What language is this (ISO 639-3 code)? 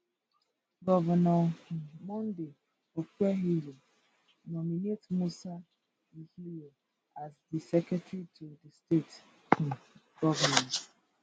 pcm